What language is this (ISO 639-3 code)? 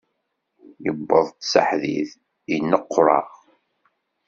kab